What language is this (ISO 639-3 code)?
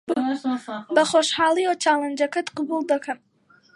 ckb